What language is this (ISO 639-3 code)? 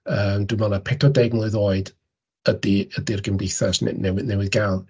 cym